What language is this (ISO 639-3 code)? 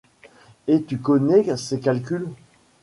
fra